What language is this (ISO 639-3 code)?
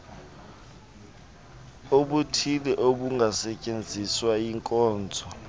xho